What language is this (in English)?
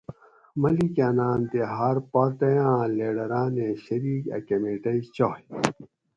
Gawri